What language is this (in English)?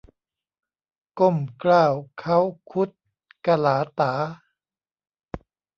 Thai